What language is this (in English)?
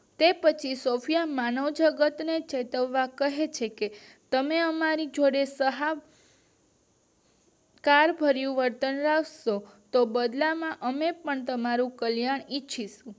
Gujarati